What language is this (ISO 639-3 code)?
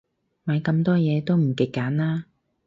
yue